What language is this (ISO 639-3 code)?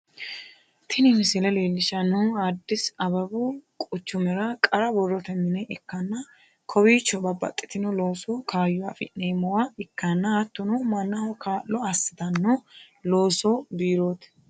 sid